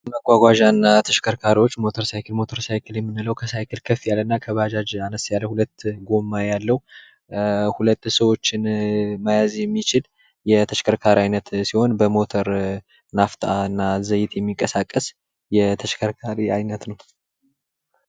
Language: Amharic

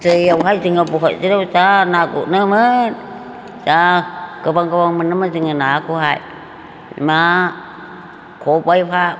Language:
Bodo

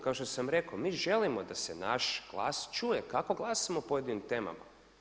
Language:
Croatian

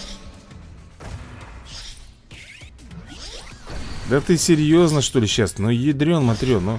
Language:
Russian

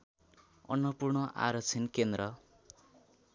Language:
Nepali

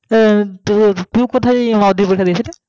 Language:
Bangla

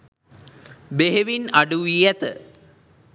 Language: Sinhala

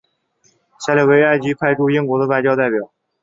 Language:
Chinese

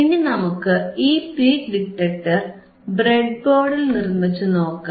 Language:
Malayalam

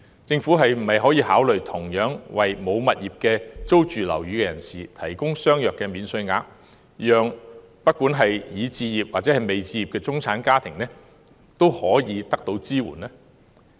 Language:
Cantonese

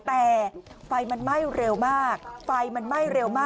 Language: Thai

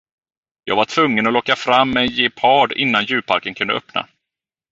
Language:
Swedish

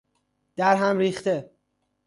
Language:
Persian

